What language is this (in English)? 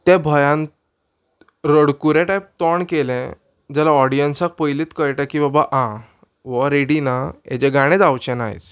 Konkani